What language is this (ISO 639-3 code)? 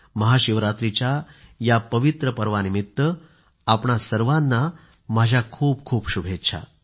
mar